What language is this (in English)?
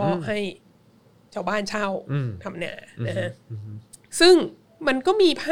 Thai